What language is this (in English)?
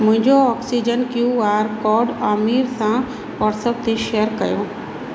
Sindhi